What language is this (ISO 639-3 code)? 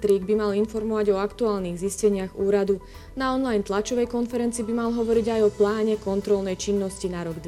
slk